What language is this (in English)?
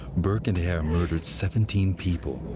English